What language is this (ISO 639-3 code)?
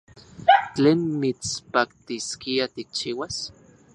ncx